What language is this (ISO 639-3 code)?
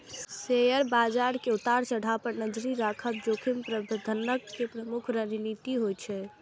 mai